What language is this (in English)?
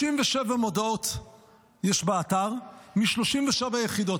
Hebrew